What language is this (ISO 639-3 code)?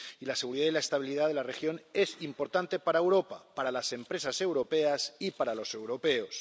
spa